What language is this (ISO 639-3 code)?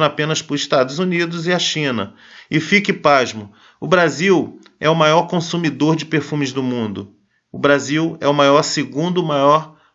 por